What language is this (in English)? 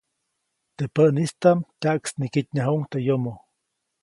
Copainalá Zoque